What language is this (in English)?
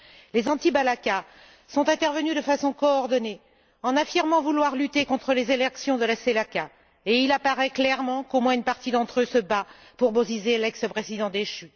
French